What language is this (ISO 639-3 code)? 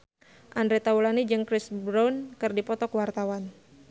sun